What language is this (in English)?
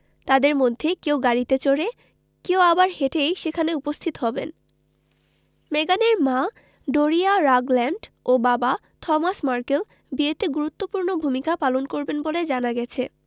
Bangla